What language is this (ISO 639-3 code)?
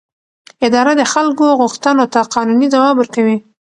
pus